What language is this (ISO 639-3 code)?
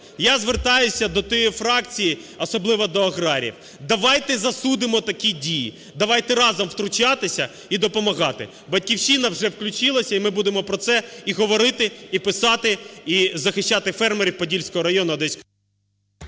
ukr